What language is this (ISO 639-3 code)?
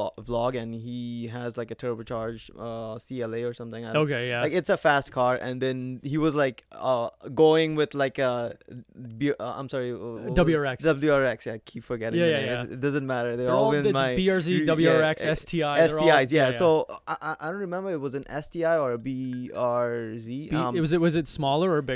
eng